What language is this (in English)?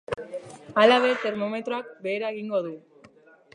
Basque